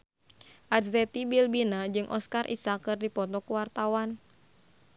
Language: Sundanese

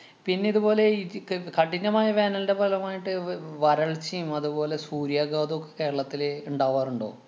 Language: Malayalam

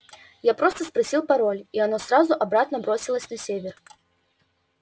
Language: Russian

